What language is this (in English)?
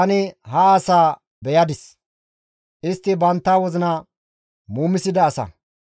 Gamo